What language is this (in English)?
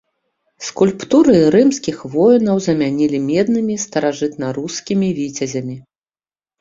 Belarusian